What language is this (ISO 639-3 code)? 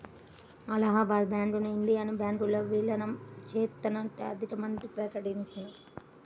tel